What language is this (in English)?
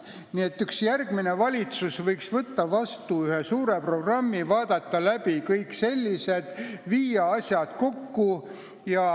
Estonian